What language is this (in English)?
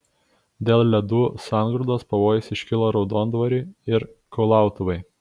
Lithuanian